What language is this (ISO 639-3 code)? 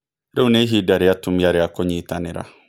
kik